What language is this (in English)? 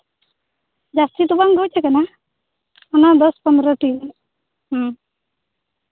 Santali